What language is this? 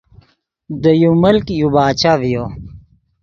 Yidgha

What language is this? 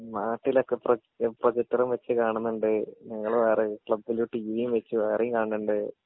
Malayalam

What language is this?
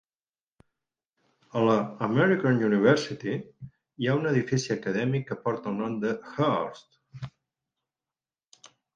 Catalan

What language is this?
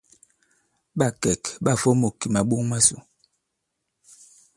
Bankon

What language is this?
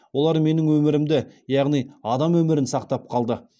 Kazakh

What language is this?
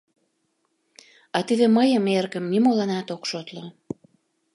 Mari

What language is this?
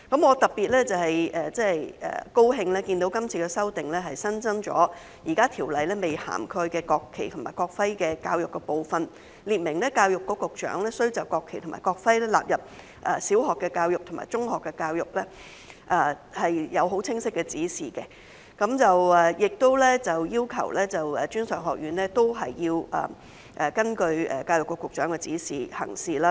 Cantonese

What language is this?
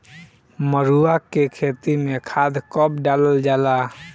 Bhojpuri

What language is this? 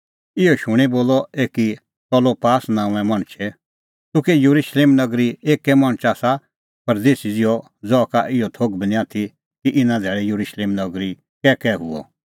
Kullu Pahari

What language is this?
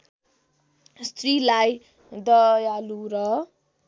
Nepali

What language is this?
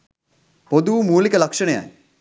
Sinhala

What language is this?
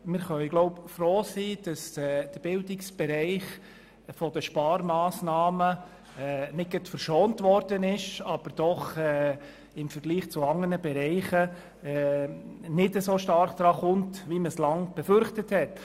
Swiss German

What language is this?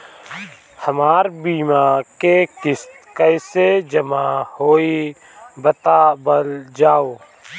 Bhojpuri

